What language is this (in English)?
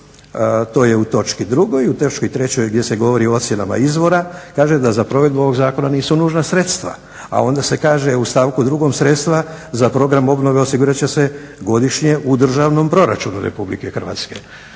Croatian